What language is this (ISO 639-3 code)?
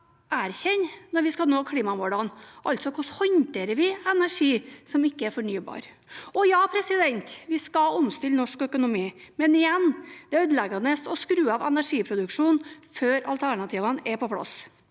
nor